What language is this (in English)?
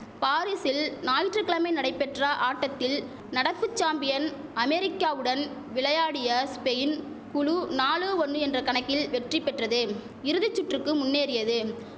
Tamil